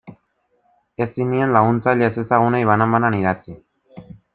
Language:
Basque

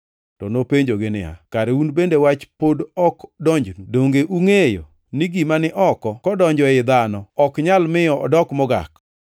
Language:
Luo (Kenya and Tanzania)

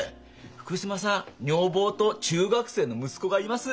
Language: Japanese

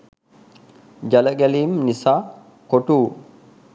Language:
Sinhala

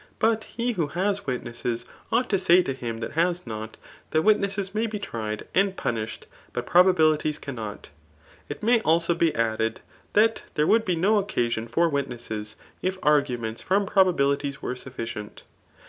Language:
English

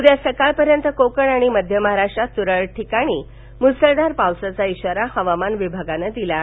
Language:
Marathi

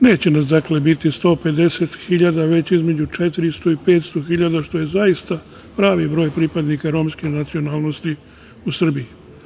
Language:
Serbian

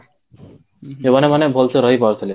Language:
Odia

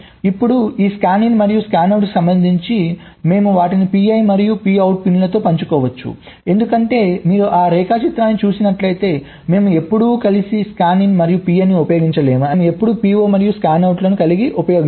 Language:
Telugu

